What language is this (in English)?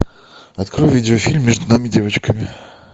Russian